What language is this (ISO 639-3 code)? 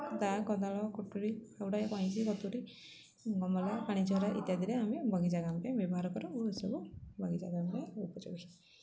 ori